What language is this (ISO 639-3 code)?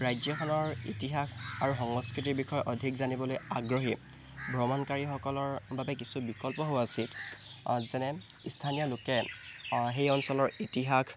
asm